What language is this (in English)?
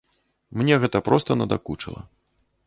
Belarusian